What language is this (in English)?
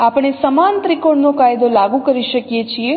Gujarati